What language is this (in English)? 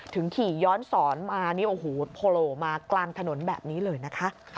Thai